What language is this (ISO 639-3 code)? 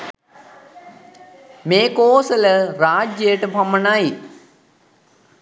sin